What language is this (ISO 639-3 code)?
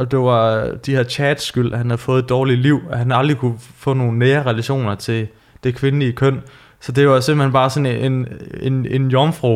dan